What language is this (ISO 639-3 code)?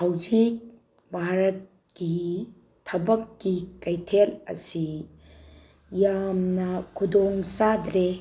mni